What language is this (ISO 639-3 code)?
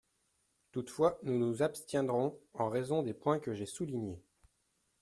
fra